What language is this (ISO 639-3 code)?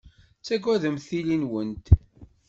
kab